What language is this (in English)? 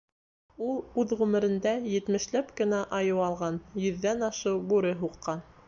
Bashkir